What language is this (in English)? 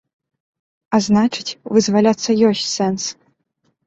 Belarusian